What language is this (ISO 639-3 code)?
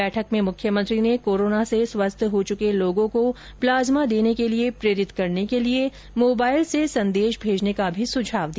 hin